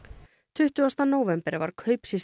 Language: Icelandic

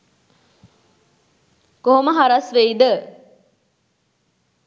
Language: Sinhala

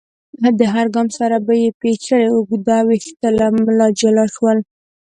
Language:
Pashto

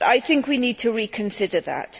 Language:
English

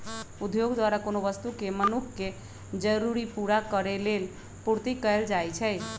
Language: Magahi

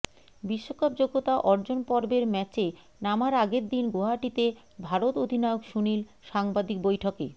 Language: Bangla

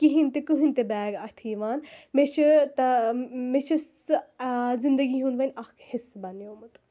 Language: Kashmiri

